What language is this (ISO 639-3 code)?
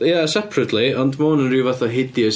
cym